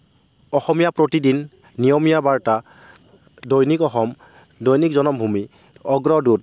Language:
Assamese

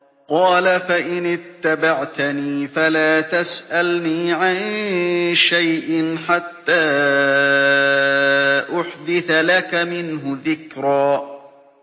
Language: Arabic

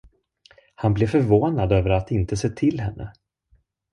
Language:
Swedish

